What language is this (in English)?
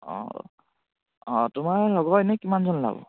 Assamese